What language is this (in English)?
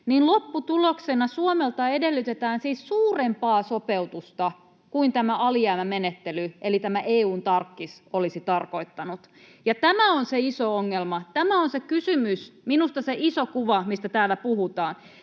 Finnish